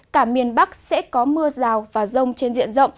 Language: Vietnamese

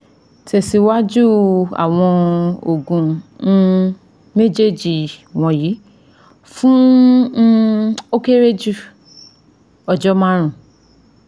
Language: Yoruba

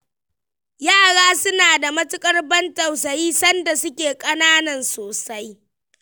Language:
Hausa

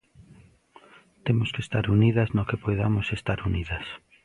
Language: Galician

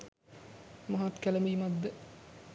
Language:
Sinhala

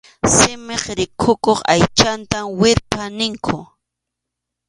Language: Arequipa-La Unión Quechua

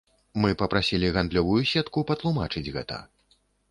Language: Belarusian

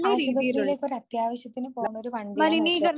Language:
Malayalam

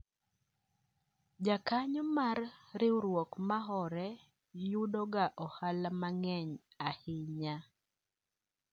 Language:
Luo (Kenya and Tanzania)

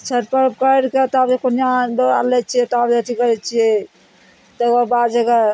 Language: Maithili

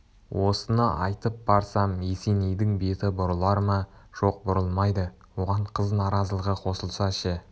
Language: Kazakh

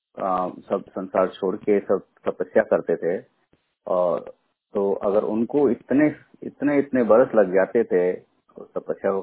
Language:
Hindi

